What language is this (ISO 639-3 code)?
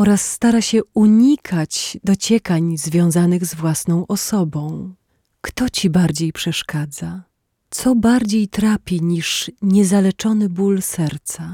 pol